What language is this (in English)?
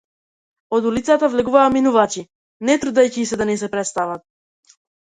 Macedonian